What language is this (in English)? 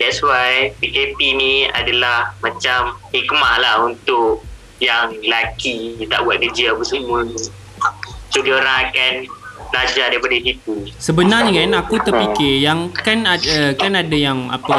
Malay